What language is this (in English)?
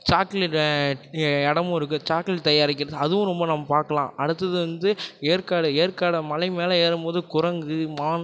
Tamil